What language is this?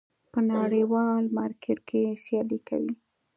Pashto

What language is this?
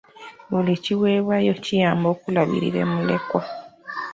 Ganda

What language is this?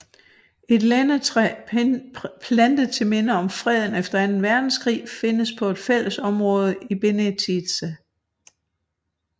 Danish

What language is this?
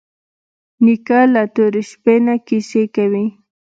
Pashto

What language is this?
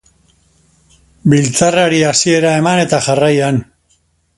Basque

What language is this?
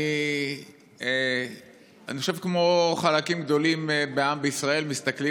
Hebrew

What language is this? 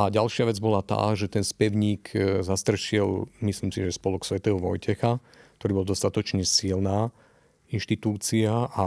Slovak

